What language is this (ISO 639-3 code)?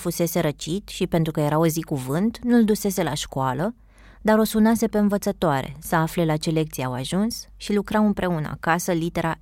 ron